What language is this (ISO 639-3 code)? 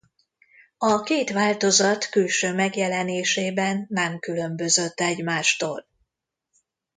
hun